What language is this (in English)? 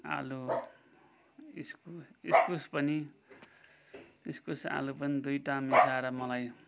Nepali